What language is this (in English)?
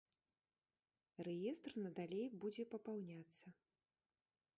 Belarusian